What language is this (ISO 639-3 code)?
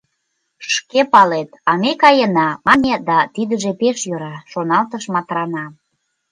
chm